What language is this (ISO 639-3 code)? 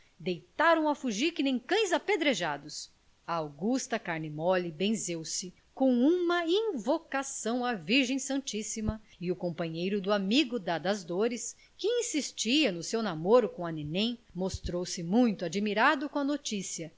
por